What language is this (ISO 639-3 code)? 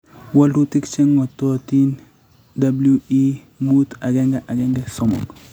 kln